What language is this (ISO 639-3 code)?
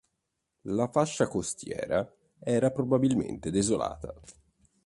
ita